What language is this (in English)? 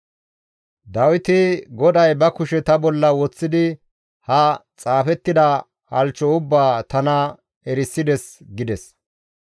Gamo